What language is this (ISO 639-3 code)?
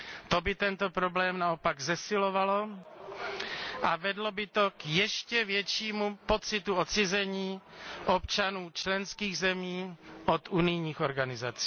ces